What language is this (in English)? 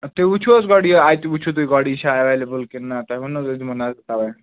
Kashmiri